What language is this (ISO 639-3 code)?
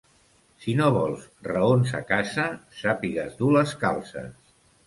cat